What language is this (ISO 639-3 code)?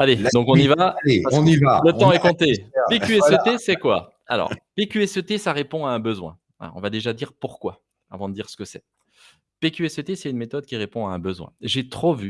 fra